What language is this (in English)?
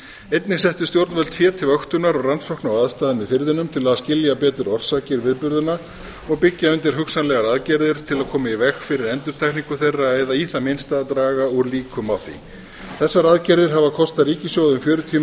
Icelandic